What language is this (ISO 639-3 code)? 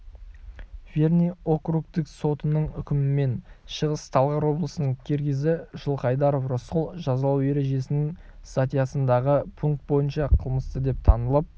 kaz